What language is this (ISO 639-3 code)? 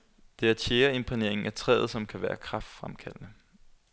dan